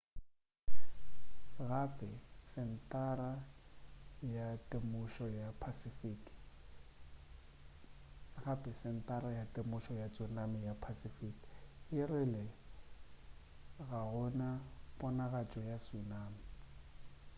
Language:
Northern Sotho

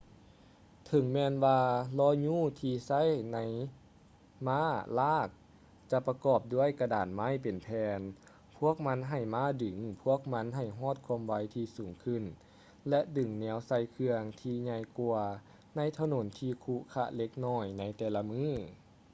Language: Lao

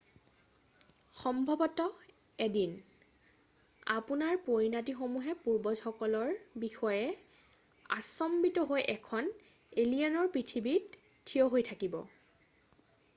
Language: Assamese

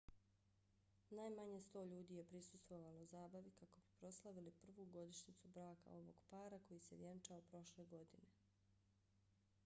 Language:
Bosnian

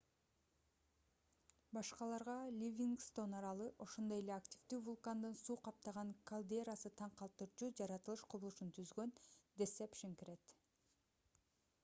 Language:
Kyrgyz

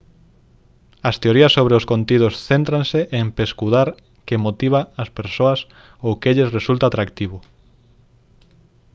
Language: Galician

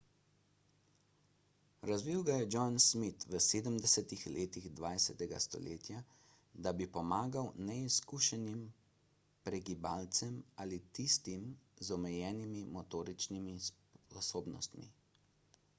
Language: Slovenian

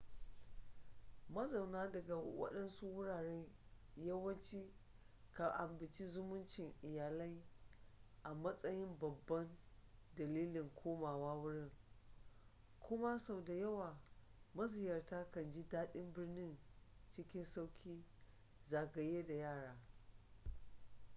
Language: Hausa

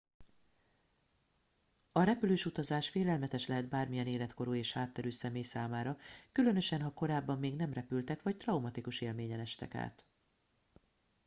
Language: Hungarian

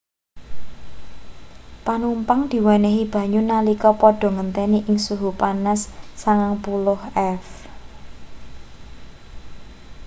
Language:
Javanese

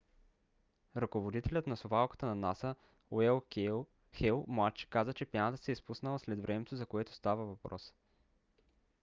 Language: Bulgarian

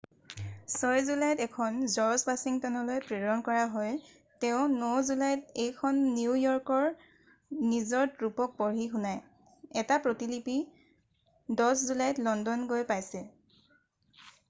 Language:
Assamese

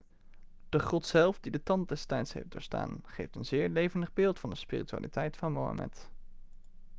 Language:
Dutch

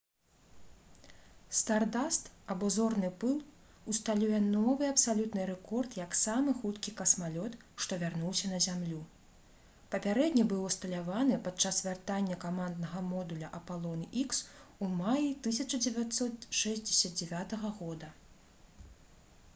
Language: Belarusian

